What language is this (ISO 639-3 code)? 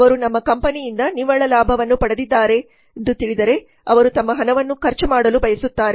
kan